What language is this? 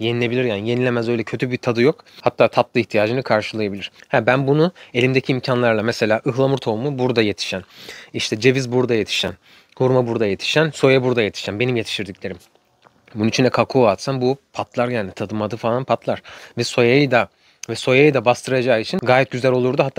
Turkish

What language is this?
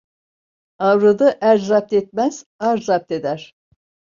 Turkish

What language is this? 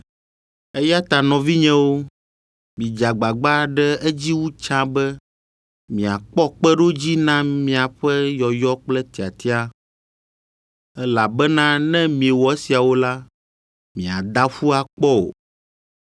Ewe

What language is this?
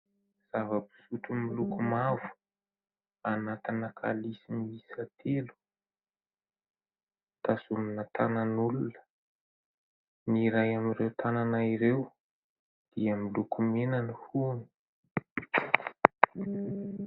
Malagasy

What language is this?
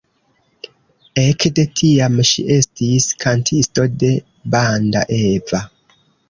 Esperanto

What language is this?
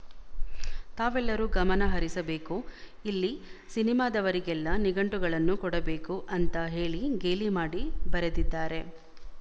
Kannada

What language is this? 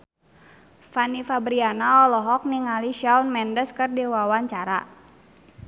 Sundanese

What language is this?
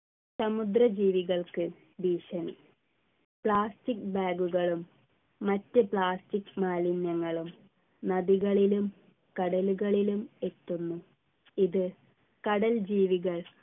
Malayalam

